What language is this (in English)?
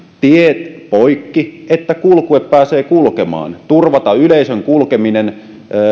Finnish